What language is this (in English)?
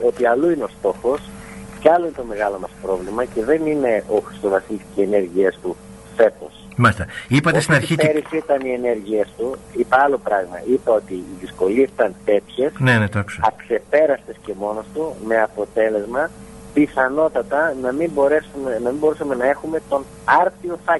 Greek